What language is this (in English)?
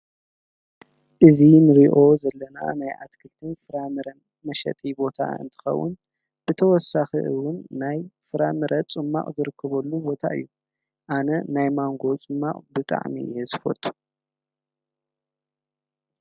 Tigrinya